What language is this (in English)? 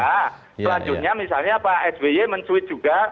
Indonesian